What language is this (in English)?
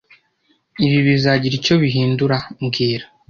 Kinyarwanda